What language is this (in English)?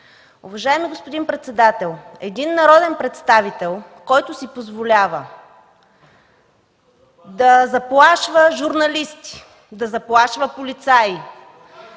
Bulgarian